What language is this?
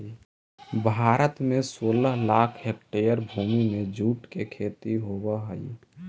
Magahi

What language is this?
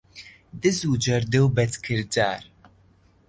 Central Kurdish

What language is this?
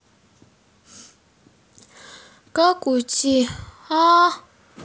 Russian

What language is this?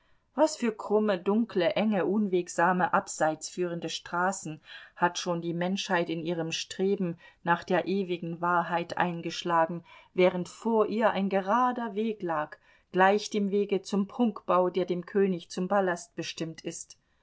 German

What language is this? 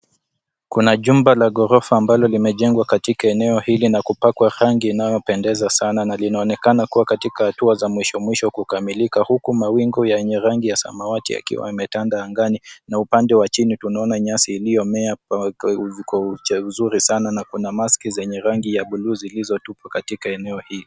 Swahili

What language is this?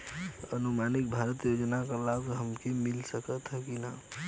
Bhojpuri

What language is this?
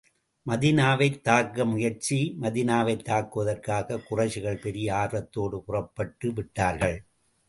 Tamil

